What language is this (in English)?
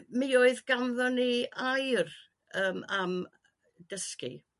Welsh